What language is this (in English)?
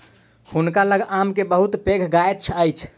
Maithili